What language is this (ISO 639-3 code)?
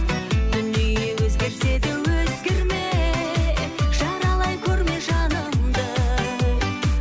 kaz